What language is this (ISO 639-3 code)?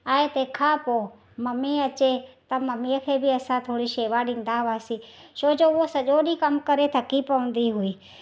snd